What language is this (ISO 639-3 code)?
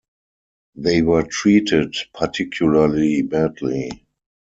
eng